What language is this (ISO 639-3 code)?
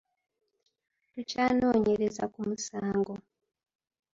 lug